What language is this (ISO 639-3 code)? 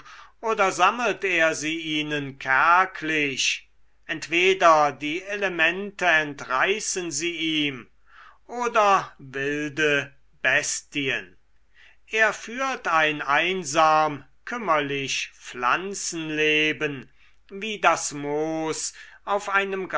deu